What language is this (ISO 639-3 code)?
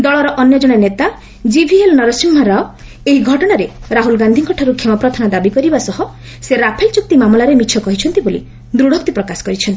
ori